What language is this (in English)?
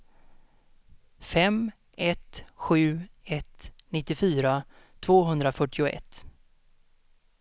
Swedish